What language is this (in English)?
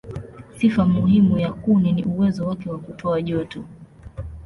Swahili